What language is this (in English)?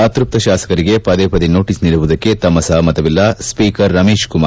Kannada